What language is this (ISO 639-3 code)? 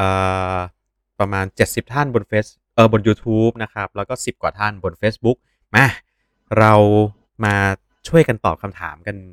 tha